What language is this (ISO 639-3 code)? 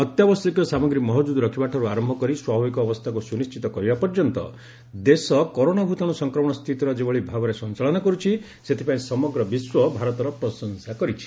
ori